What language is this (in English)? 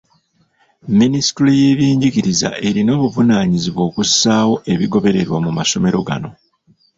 Ganda